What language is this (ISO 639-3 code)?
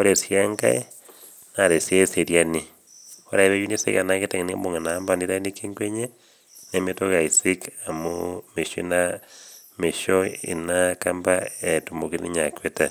mas